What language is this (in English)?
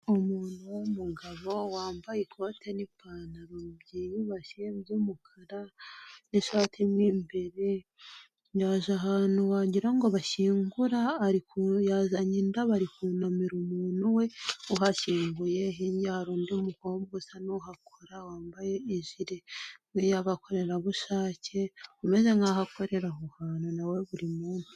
Kinyarwanda